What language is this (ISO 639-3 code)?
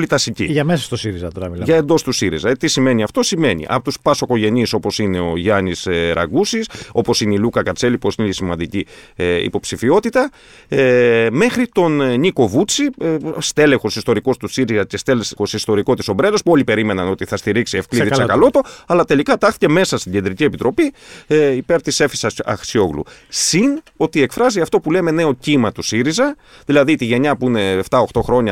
ell